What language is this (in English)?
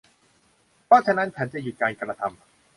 Thai